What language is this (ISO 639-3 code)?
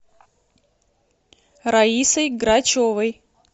rus